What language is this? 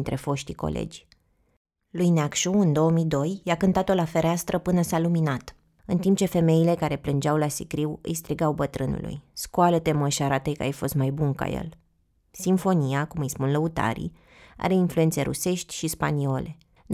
Romanian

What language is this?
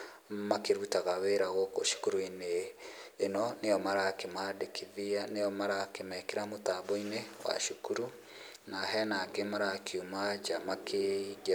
Kikuyu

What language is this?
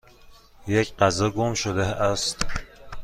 Persian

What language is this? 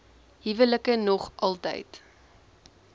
Afrikaans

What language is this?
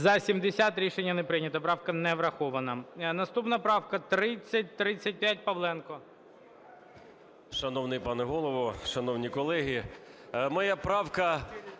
Ukrainian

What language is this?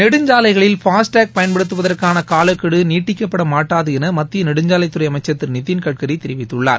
Tamil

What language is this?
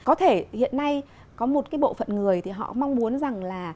Vietnamese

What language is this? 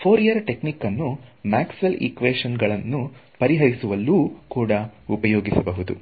Kannada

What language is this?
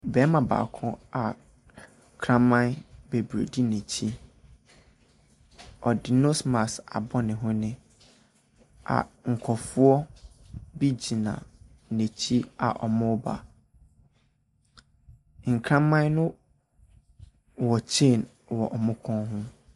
Akan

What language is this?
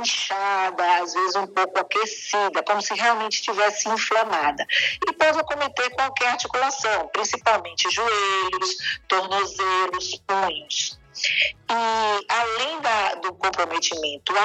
Portuguese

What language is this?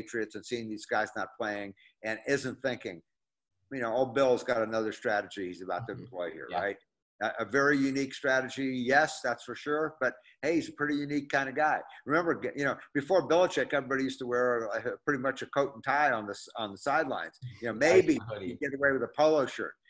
English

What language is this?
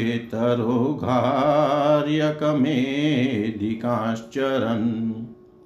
Hindi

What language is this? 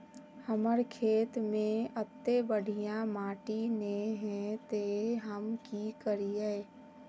Magahi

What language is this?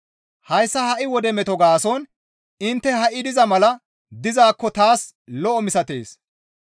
Gamo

